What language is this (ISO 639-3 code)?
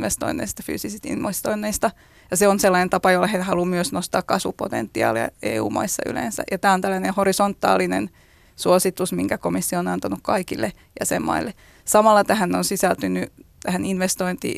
fin